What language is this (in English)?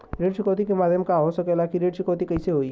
Bhojpuri